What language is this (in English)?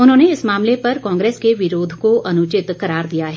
Hindi